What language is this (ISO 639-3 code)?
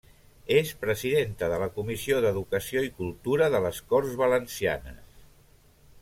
cat